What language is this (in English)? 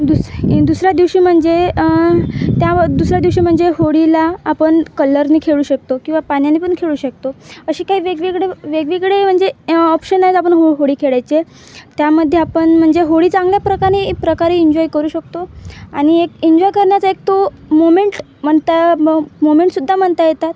Marathi